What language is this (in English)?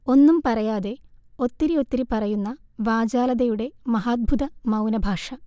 Malayalam